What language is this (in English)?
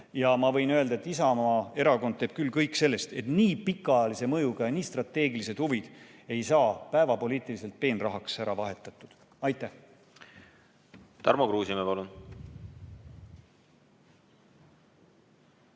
Estonian